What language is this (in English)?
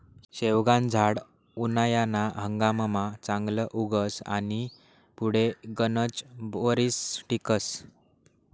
Marathi